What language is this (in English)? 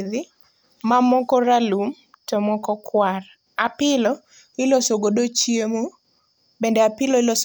Luo (Kenya and Tanzania)